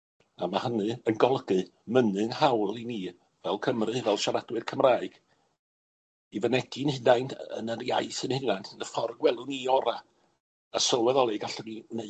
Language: Welsh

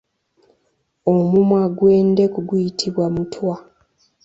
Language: Ganda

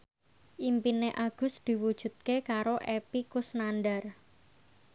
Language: Javanese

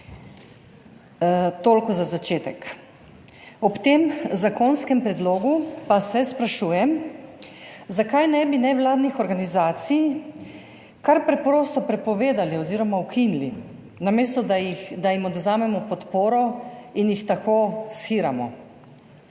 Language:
Slovenian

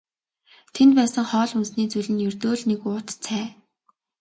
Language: Mongolian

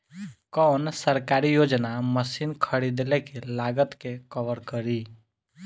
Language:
Bhojpuri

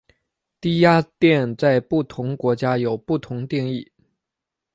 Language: Chinese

